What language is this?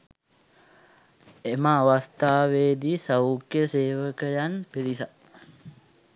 Sinhala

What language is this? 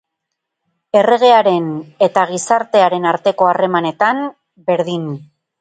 Basque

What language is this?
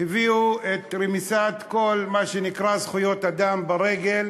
Hebrew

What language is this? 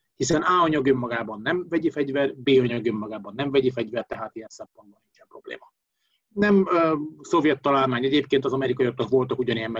Hungarian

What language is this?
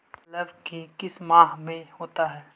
Magahi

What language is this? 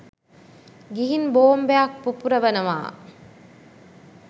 Sinhala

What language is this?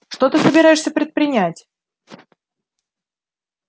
Russian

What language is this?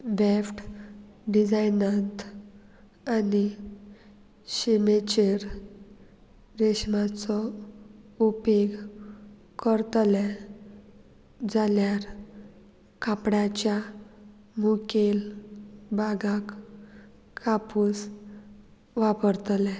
Konkani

